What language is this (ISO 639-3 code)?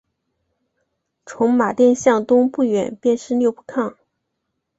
zho